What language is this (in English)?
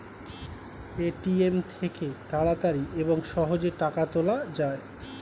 Bangla